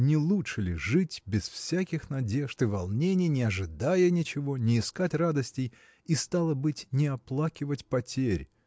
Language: Russian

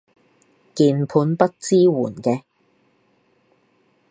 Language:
Cantonese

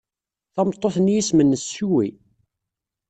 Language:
Kabyle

